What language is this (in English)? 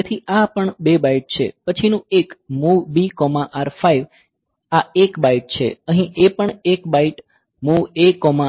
Gujarati